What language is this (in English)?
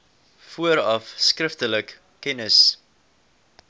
Afrikaans